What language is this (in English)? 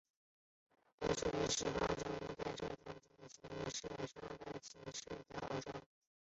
Chinese